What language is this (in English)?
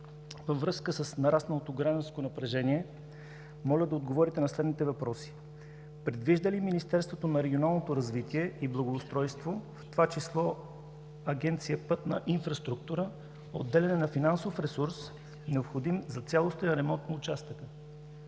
Bulgarian